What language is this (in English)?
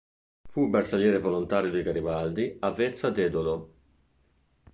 Italian